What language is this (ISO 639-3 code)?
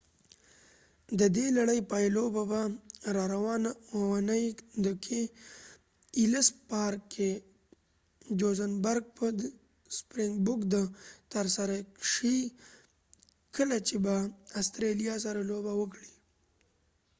pus